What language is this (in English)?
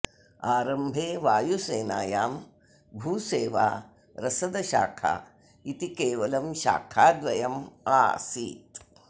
Sanskrit